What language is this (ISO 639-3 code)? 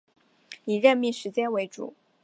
zho